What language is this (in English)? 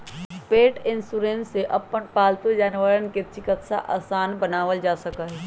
Magahi